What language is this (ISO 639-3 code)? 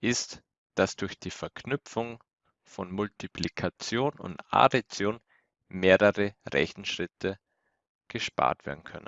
deu